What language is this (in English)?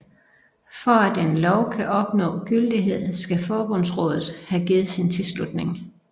Danish